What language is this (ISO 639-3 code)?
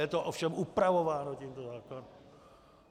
ces